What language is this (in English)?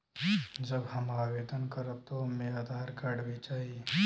Bhojpuri